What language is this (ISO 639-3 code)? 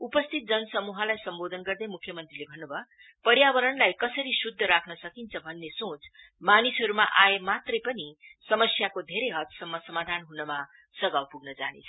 nep